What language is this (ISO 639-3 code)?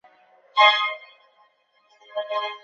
zho